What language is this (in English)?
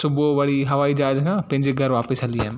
Sindhi